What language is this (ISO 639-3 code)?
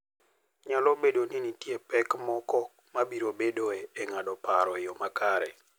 luo